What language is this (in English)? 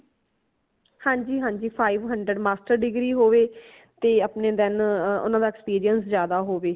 Punjabi